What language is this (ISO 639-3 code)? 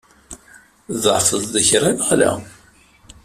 kab